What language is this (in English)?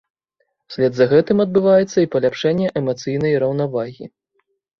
Belarusian